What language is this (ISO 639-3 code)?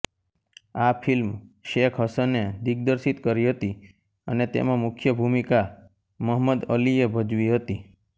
guj